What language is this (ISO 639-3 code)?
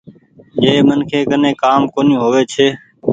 gig